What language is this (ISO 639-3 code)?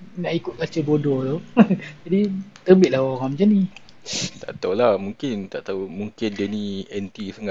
msa